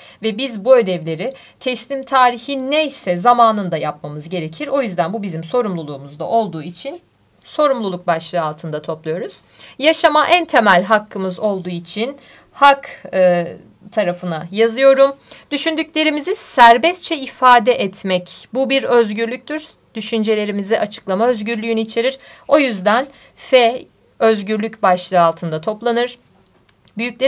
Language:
Turkish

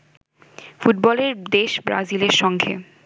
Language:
Bangla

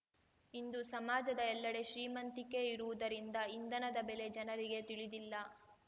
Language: Kannada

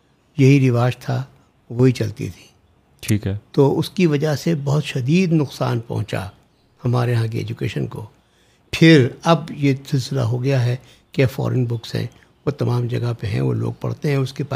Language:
Urdu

